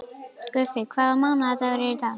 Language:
Icelandic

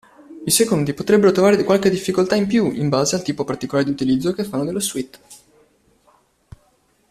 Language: Italian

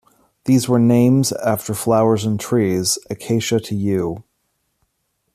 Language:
English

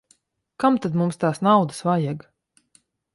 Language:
Latvian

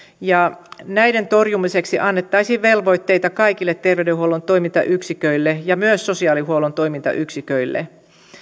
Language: Finnish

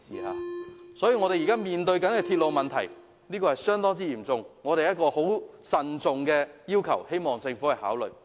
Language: Cantonese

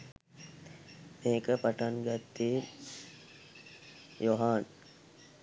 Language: Sinhala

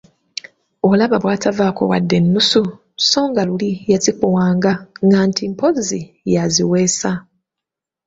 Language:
Ganda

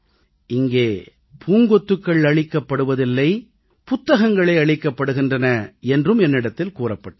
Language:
Tamil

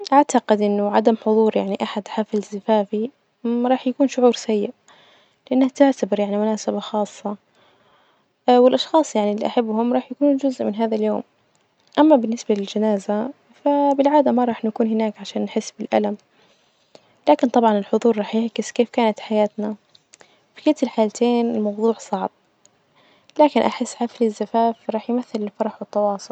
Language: Najdi Arabic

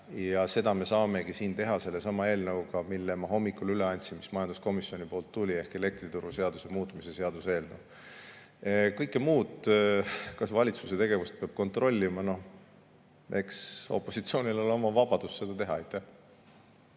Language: Estonian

